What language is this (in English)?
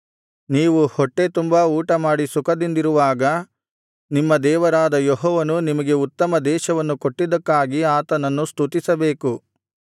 Kannada